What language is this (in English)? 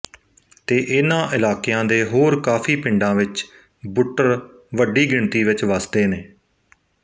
Punjabi